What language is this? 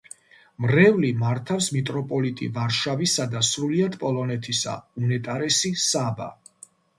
Georgian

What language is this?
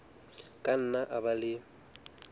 Southern Sotho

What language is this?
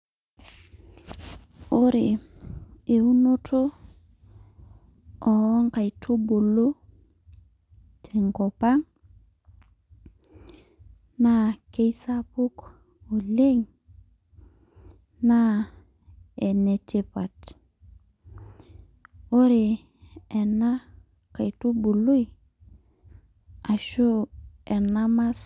Masai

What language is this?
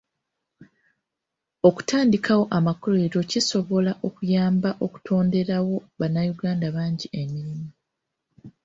Ganda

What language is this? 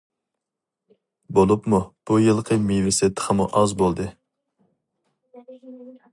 Uyghur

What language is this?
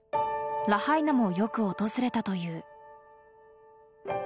Japanese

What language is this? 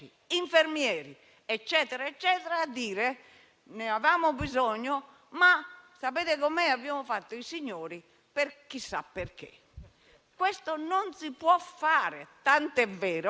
Italian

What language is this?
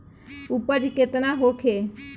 Bhojpuri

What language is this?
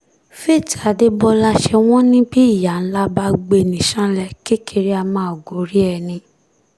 Yoruba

